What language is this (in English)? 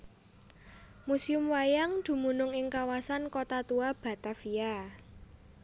Javanese